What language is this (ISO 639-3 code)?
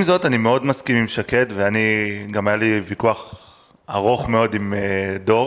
heb